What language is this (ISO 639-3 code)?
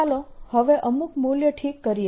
guj